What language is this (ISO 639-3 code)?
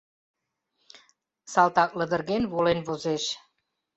chm